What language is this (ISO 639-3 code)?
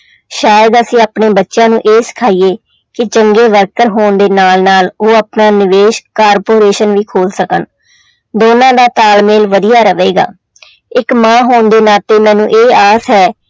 pan